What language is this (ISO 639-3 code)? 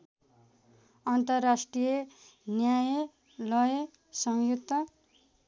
nep